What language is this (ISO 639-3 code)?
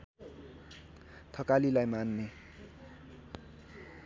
nep